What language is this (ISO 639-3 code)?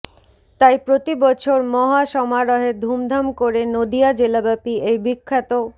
ben